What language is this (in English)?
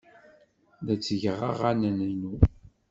Kabyle